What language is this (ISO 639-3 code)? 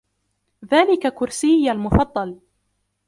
ara